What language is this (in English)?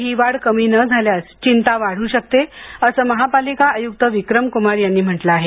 Marathi